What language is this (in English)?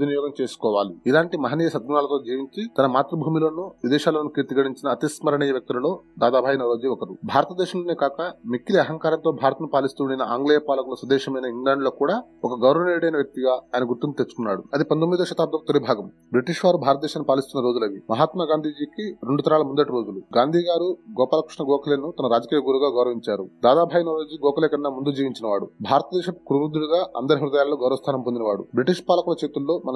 Telugu